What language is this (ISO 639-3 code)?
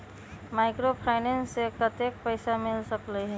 mag